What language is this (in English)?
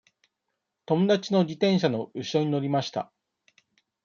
Japanese